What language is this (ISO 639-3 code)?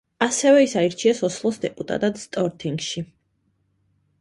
kat